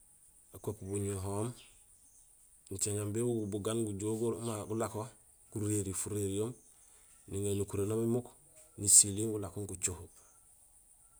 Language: Gusilay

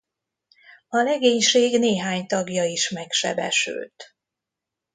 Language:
Hungarian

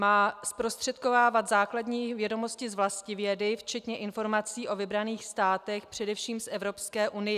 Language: Czech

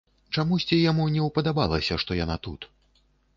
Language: Belarusian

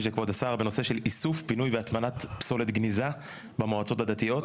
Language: Hebrew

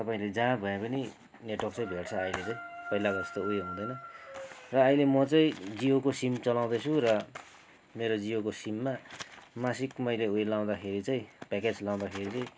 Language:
Nepali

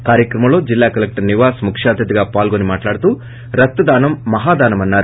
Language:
Telugu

